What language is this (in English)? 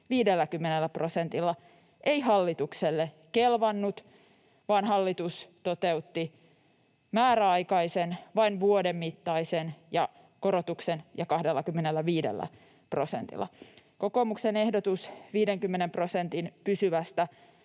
Finnish